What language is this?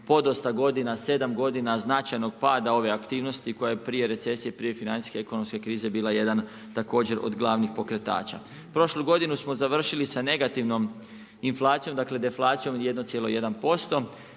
Croatian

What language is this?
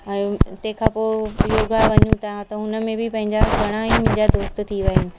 Sindhi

